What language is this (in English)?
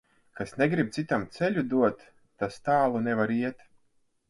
Latvian